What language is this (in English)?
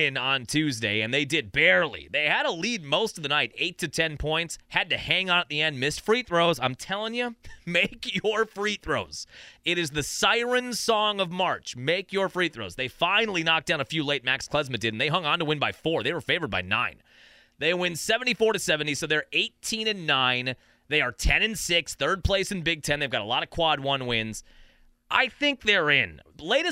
English